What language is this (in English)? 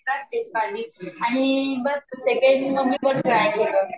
Marathi